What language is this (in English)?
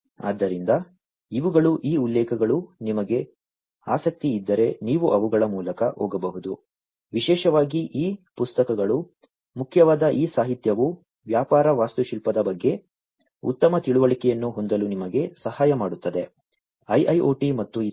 Kannada